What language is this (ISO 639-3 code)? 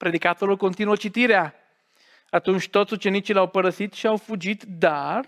ron